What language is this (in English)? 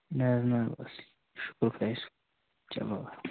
Kashmiri